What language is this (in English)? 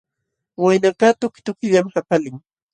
Jauja Wanca Quechua